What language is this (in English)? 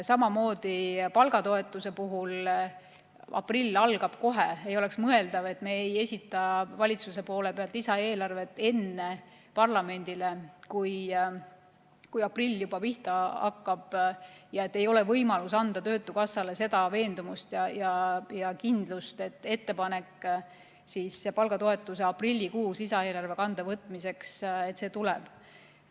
Estonian